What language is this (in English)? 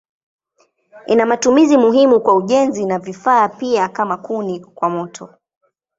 Swahili